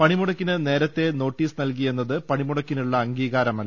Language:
Malayalam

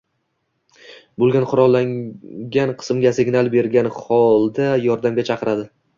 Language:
Uzbek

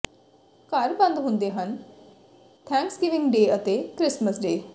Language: Punjabi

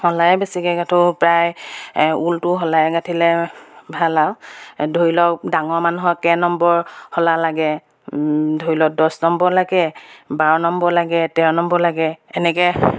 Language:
Assamese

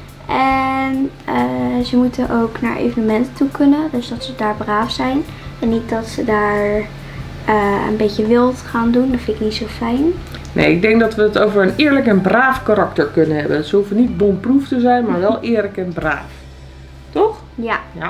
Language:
Dutch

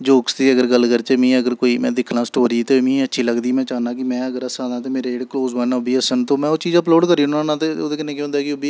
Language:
Dogri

